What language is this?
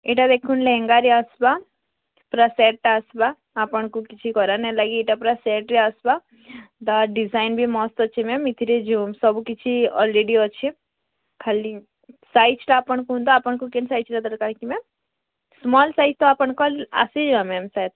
Odia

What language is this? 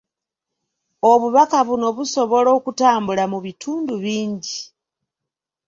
Ganda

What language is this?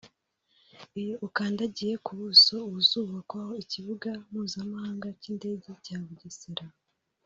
Kinyarwanda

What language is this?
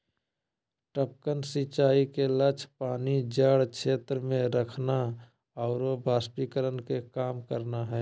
Magahi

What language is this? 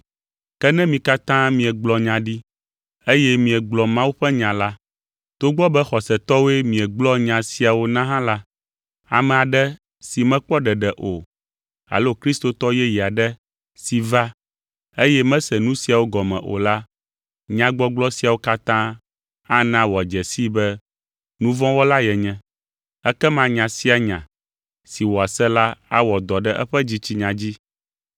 Ewe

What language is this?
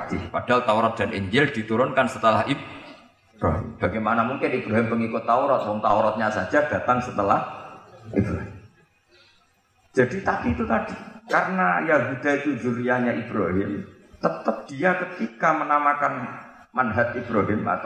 Indonesian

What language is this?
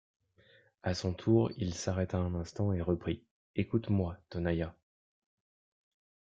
French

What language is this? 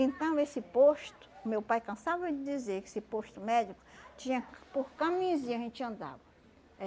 Portuguese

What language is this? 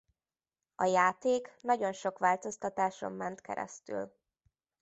Hungarian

